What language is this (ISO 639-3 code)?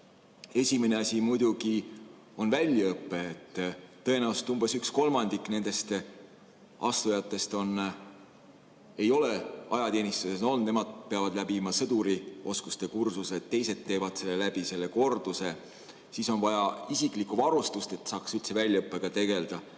est